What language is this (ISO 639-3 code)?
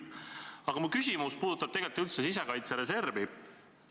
est